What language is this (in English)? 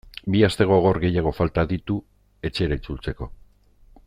Basque